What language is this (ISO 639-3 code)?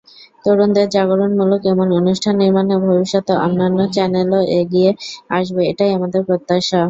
ben